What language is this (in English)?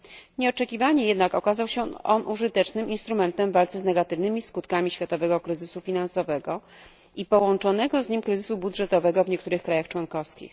Polish